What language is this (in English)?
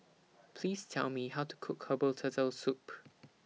English